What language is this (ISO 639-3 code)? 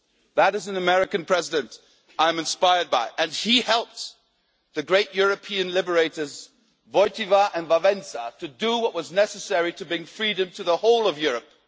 eng